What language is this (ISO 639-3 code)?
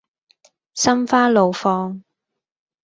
yue